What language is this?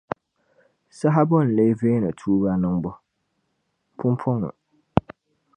Dagbani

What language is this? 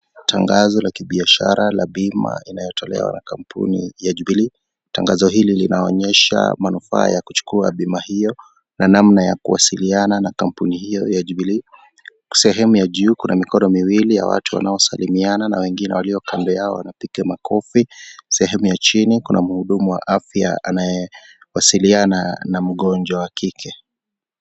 Swahili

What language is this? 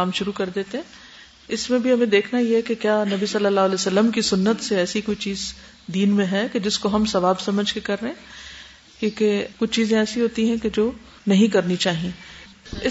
Urdu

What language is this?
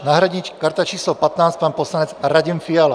Czech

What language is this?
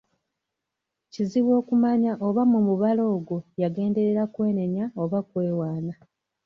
Ganda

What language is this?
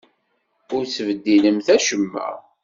Kabyle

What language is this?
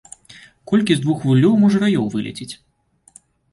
Belarusian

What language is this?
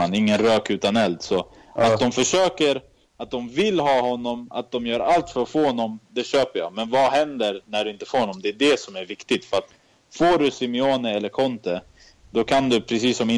Swedish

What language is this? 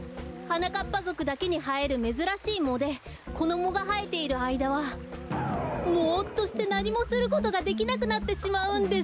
Japanese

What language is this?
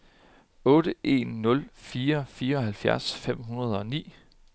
Danish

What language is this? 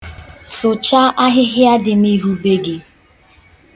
Igbo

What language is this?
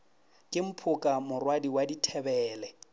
Northern Sotho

